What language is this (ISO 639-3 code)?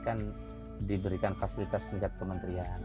ind